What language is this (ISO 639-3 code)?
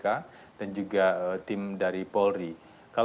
ind